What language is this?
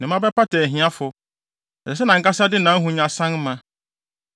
Akan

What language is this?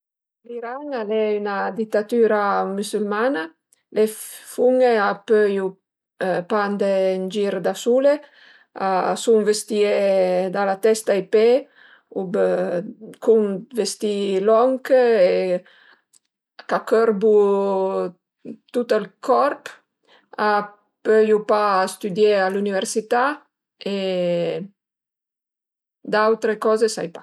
Piedmontese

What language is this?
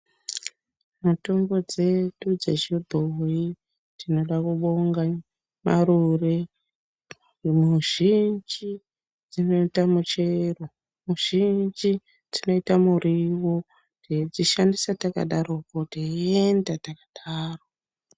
Ndau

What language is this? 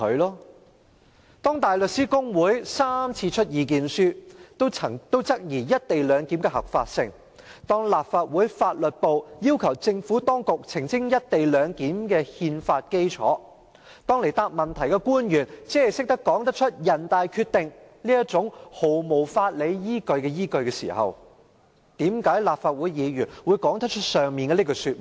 Cantonese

